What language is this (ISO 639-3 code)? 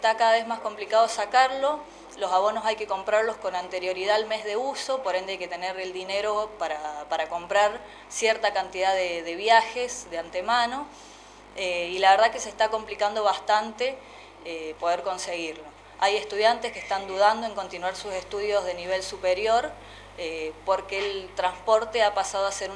spa